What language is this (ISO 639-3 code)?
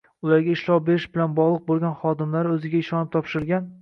uzb